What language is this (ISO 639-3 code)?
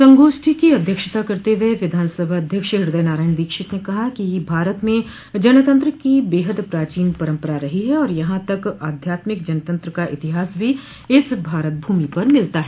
hin